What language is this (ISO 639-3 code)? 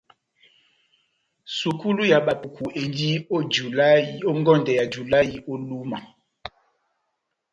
bnm